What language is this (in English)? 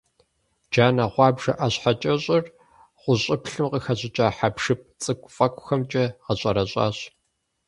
Kabardian